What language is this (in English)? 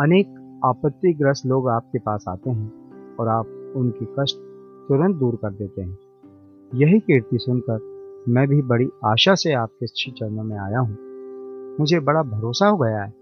Hindi